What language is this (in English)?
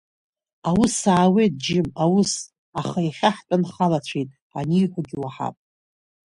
Abkhazian